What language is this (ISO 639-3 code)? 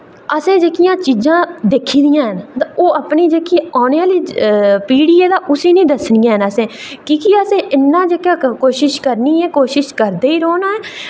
doi